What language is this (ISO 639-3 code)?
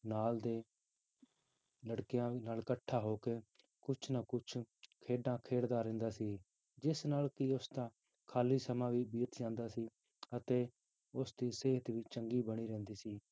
pan